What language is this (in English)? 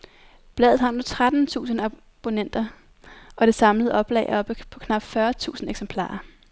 Danish